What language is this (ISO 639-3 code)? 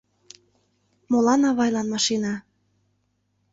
chm